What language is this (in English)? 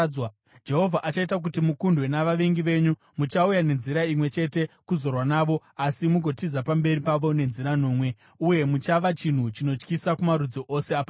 Shona